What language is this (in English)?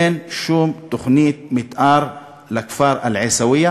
Hebrew